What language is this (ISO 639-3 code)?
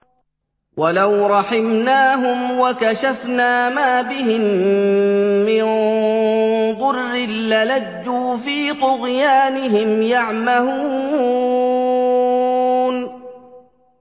ara